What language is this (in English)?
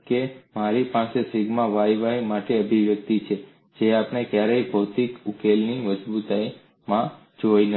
Gujarati